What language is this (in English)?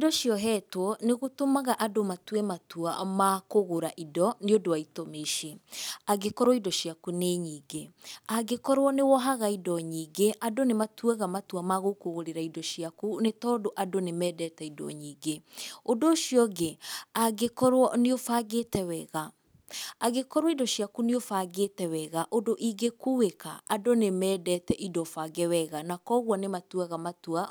Kikuyu